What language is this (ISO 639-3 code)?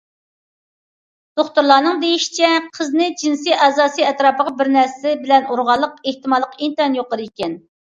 uig